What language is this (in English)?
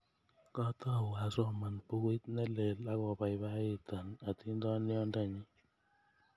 Kalenjin